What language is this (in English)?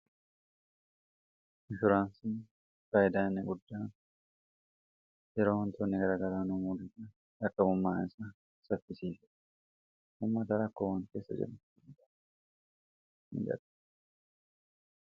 Oromo